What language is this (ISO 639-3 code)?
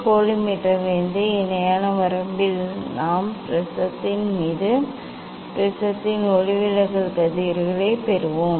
tam